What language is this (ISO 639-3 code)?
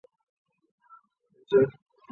zho